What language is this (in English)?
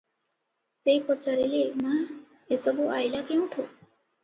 Odia